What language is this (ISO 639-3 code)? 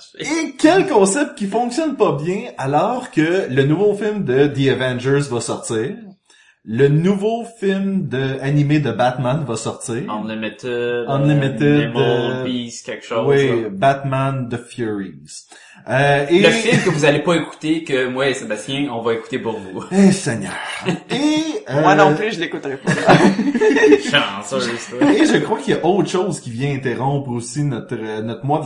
fra